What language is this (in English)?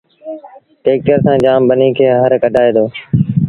Sindhi Bhil